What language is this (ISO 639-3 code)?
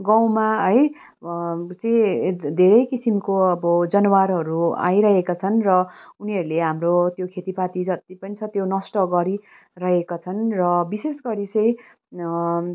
nep